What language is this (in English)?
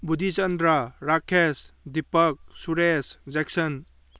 Manipuri